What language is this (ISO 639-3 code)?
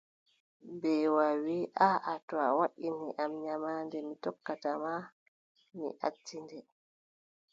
fub